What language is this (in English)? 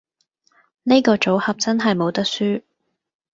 Cantonese